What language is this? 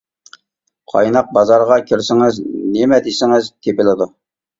Uyghur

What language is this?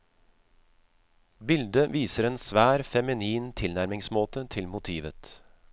Norwegian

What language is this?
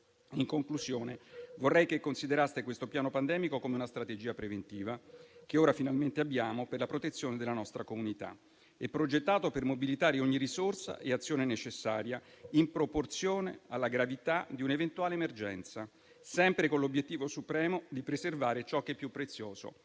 Italian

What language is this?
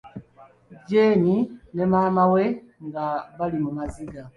Ganda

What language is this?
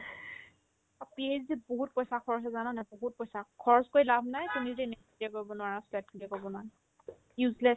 Assamese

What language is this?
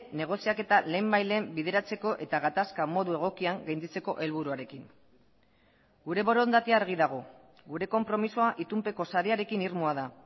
Basque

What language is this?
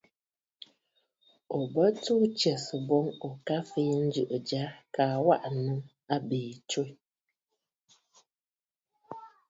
Bafut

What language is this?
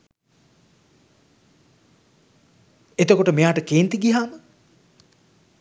Sinhala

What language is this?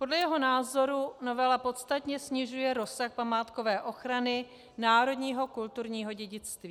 Czech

